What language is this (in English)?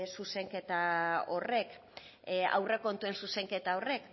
Basque